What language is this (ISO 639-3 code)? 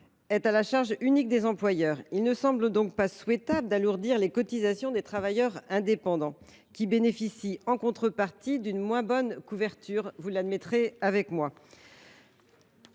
fra